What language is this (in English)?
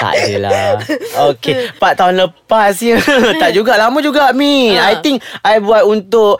Malay